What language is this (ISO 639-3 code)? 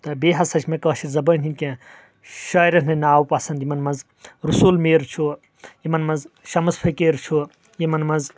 kas